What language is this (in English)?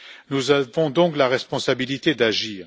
French